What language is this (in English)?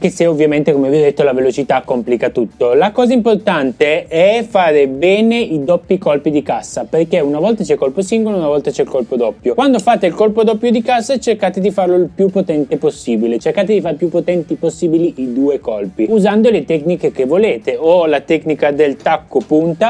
Italian